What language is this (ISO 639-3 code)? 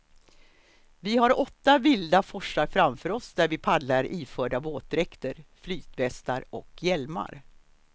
swe